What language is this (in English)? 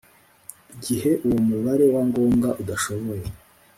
Kinyarwanda